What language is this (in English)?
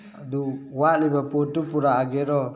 Manipuri